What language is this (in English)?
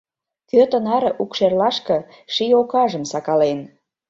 Mari